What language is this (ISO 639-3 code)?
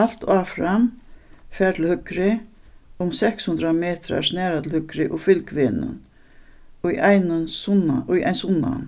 fao